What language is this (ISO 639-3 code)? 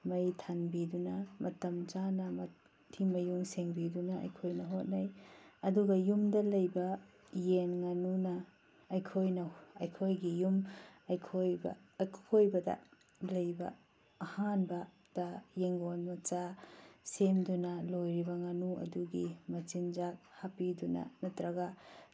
mni